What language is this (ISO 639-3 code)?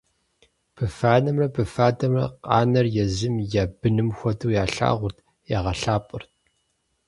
kbd